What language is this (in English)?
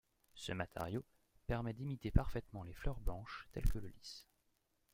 French